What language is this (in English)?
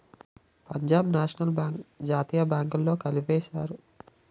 Telugu